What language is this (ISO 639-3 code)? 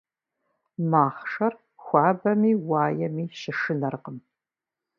kbd